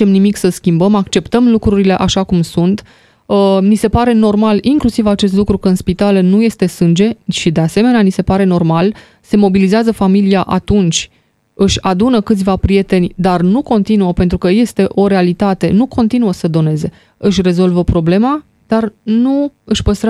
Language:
Romanian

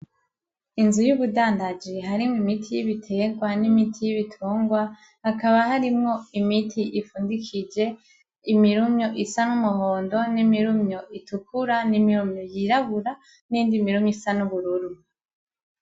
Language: Rundi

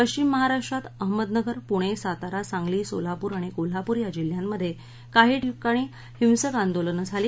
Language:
Marathi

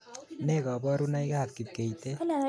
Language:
Kalenjin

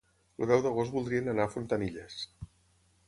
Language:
Catalan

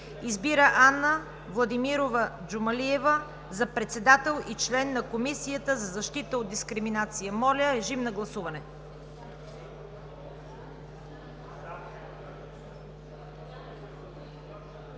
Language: Bulgarian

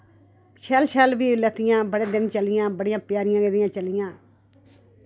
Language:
Dogri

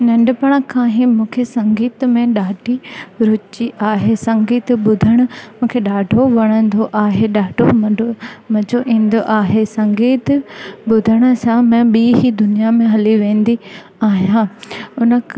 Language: Sindhi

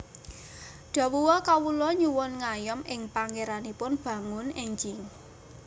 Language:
Javanese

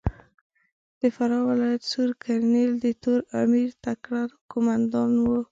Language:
Pashto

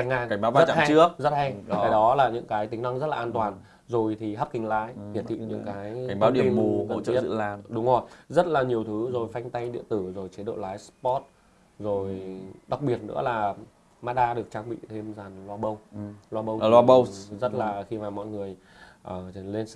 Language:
Vietnamese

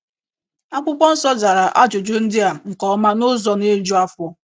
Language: Igbo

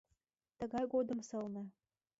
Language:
Mari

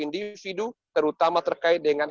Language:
Indonesian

